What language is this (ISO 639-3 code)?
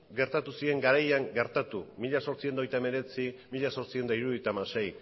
eus